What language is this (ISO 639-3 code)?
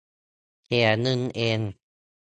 tha